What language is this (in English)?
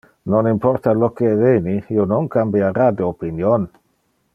Interlingua